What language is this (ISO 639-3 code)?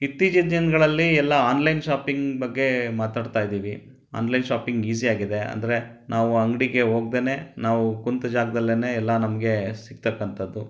kan